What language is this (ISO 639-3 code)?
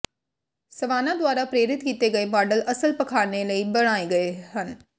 pan